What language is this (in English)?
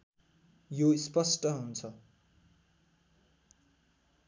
Nepali